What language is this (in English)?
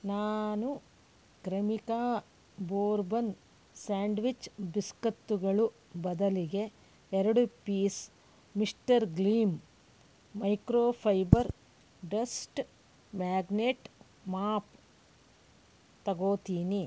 Kannada